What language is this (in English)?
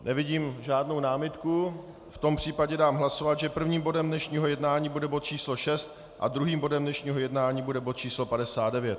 Czech